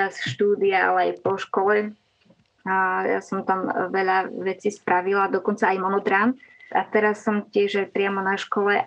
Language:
Slovak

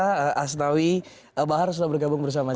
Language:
Indonesian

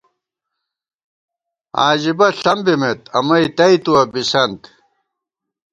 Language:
Gawar-Bati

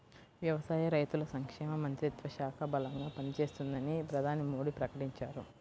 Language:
Telugu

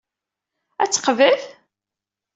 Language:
Kabyle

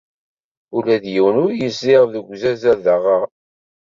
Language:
Kabyle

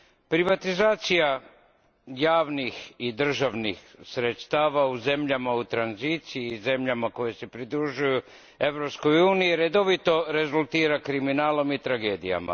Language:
Croatian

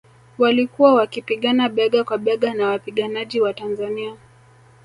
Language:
Swahili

